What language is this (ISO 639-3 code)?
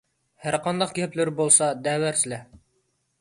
uig